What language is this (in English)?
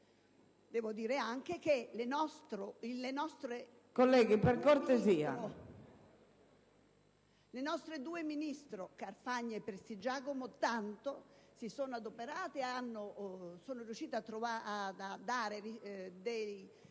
Italian